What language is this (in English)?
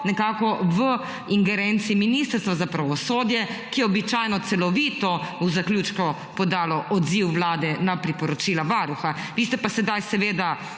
Slovenian